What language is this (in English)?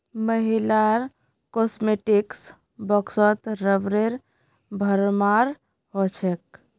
Magahi